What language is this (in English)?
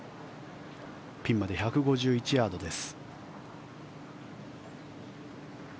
Japanese